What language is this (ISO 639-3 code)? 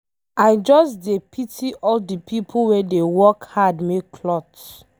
pcm